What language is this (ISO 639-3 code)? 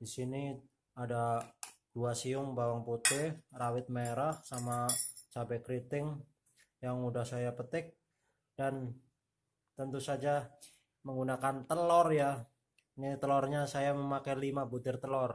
ind